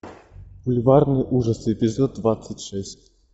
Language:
Russian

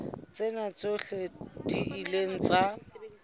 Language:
Southern Sotho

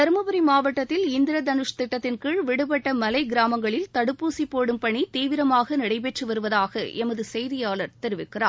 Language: Tamil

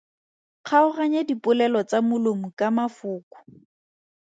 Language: Tswana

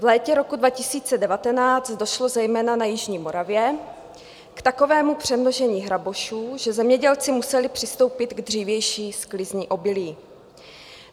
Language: Czech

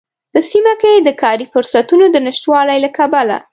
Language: Pashto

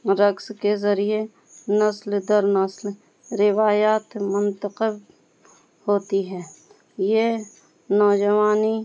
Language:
Urdu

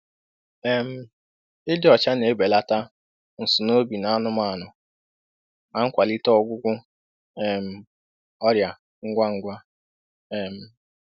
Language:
Igbo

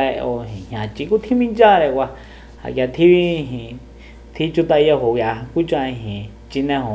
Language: Soyaltepec Mazatec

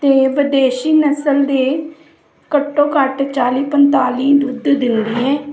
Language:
Punjabi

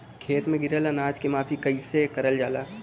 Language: Bhojpuri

